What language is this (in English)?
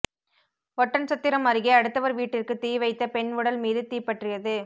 Tamil